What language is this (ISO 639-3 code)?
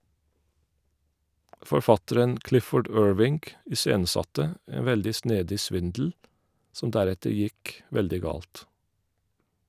nor